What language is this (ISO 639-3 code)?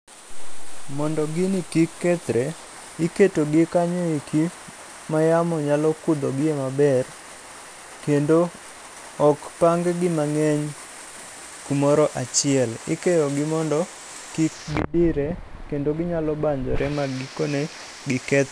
luo